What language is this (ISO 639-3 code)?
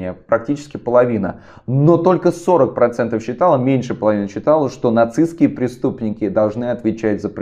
rus